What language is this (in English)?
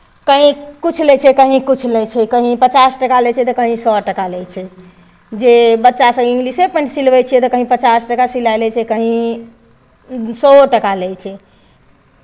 Maithili